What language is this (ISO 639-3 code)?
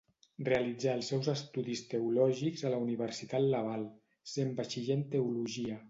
cat